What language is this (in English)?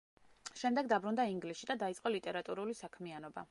Georgian